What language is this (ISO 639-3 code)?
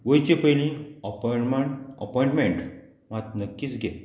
kok